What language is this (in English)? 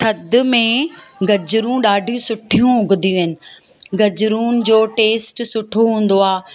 Sindhi